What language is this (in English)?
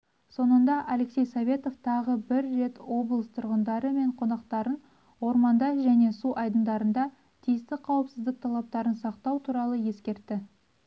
Kazakh